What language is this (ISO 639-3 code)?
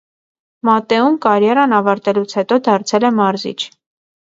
hye